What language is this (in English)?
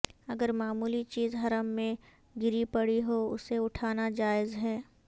Urdu